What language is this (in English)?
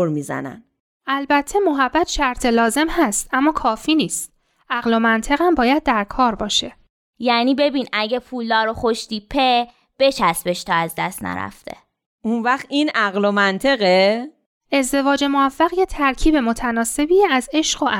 Persian